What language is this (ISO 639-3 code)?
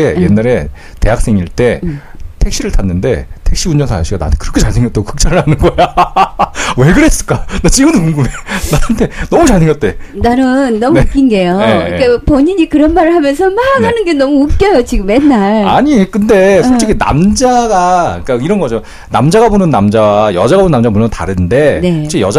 kor